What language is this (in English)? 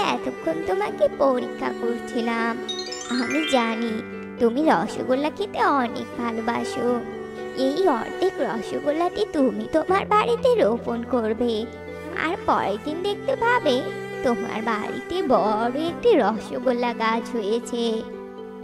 Bangla